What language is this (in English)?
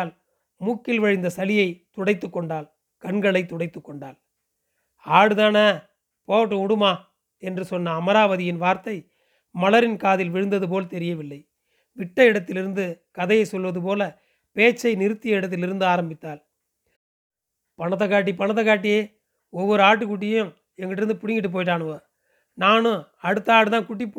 Tamil